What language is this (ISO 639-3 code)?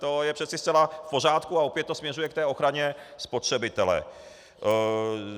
ces